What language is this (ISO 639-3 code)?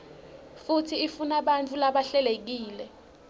ssw